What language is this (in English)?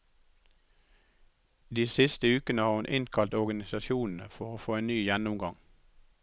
Norwegian